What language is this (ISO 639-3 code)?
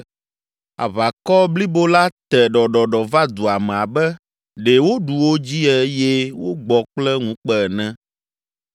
ewe